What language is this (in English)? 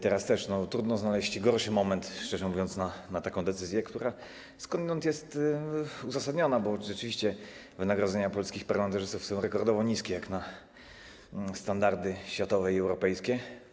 Polish